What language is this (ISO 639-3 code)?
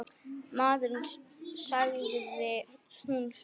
isl